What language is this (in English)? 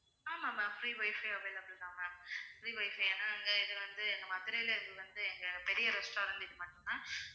Tamil